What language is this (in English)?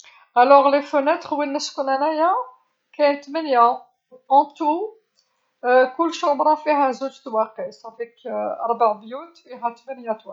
Algerian Arabic